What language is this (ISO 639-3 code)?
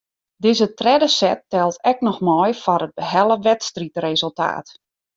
fry